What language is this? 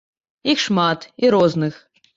Belarusian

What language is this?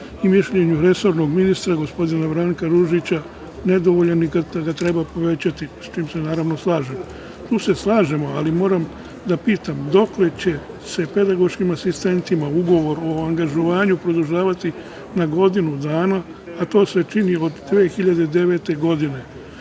Serbian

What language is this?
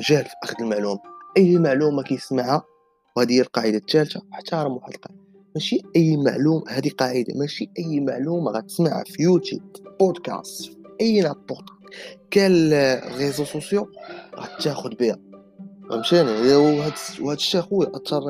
Arabic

